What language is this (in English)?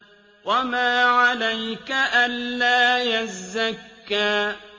Arabic